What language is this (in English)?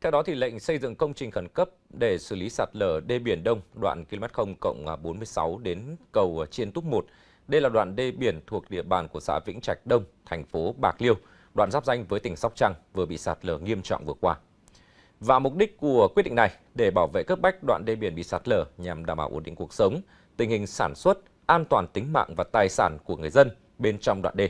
Vietnamese